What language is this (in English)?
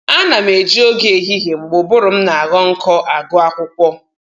Igbo